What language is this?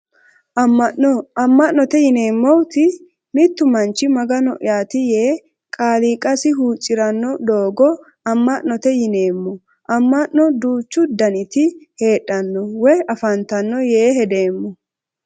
Sidamo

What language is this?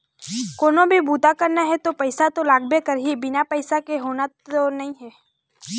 Chhattisgarhi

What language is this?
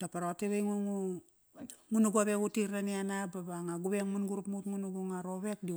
Kairak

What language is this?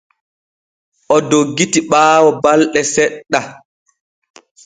Borgu Fulfulde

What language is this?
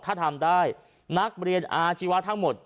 Thai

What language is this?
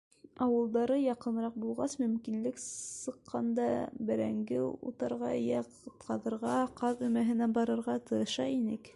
Bashkir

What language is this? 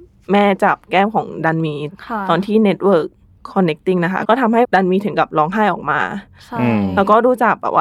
Thai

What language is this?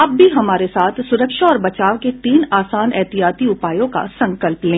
Hindi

